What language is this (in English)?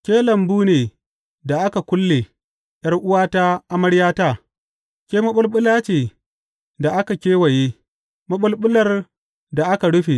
Hausa